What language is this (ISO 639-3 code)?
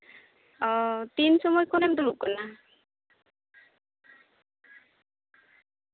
sat